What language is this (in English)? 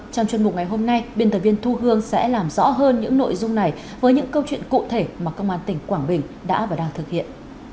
Vietnamese